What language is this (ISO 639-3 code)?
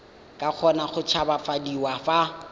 tsn